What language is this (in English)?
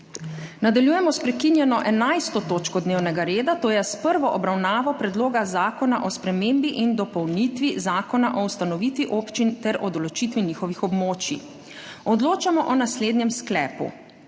Slovenian